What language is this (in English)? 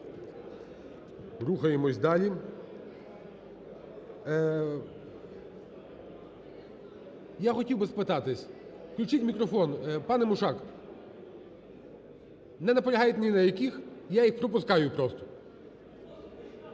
Ukrainian